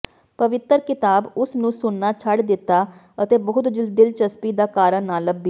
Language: Punjabi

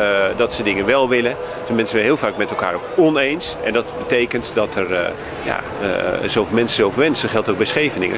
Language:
Dutch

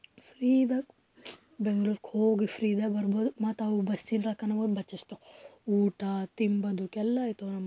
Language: Kannada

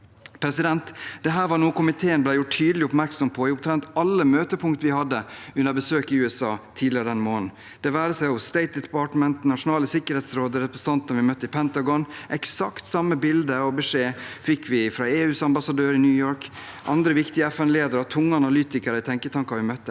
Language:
Norwegian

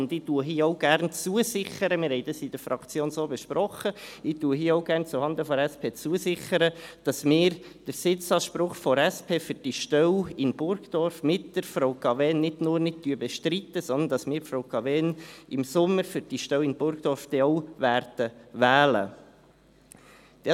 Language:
Swiss German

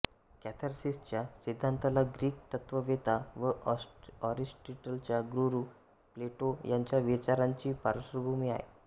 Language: Marathi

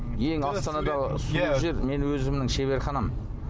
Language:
Kazakh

